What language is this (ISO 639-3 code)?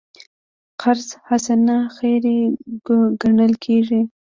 pus